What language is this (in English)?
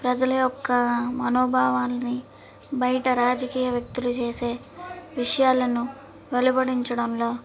Telugu